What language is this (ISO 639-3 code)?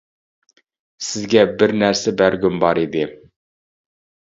uig